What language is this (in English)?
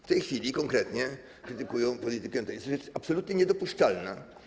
Polish